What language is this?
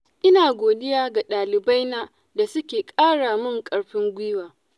Hausa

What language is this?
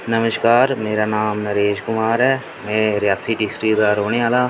Dogri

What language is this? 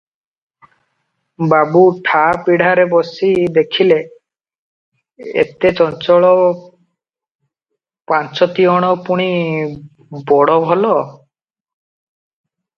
Odia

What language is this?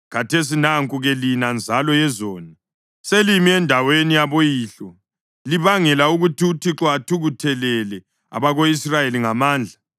North Ndebele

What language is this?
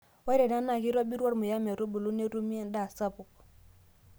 Masai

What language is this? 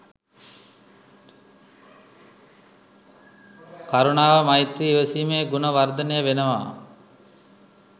Sinhala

